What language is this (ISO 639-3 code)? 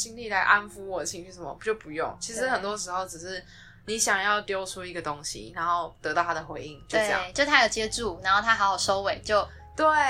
zho